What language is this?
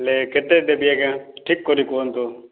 Odia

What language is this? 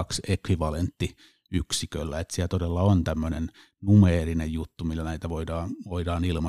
Finnish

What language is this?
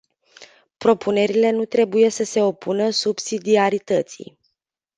Romanian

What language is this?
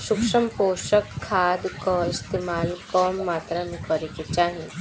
Bhojpuri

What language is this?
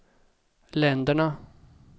Swedish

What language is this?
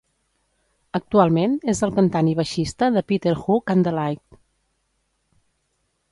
Catalan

